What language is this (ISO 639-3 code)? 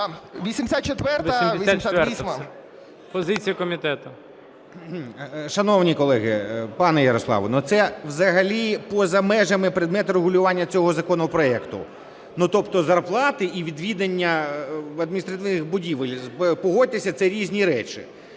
ukr